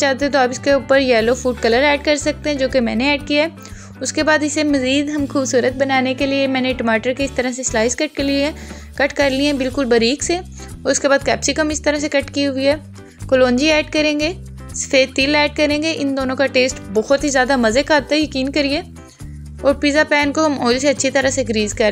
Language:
Hindi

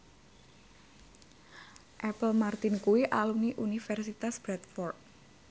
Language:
Javanese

